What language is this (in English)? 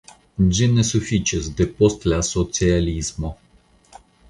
Esperanto